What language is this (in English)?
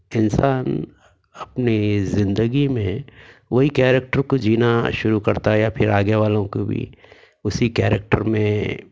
Urdu